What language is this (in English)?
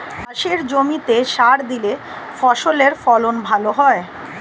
Bangla